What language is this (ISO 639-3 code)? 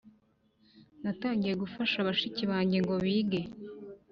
kin